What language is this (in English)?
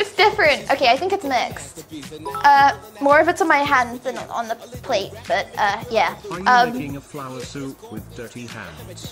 English